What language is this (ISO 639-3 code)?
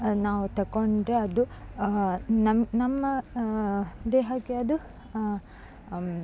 kan